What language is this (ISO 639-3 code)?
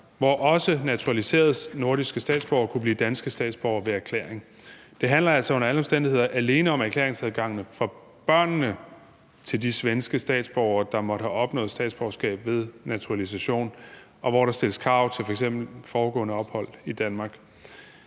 dan